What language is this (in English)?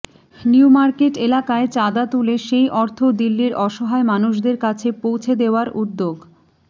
Bangla